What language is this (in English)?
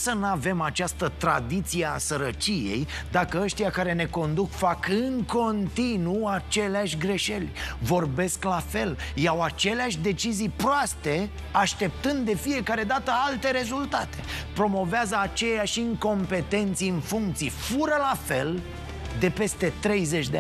Romanian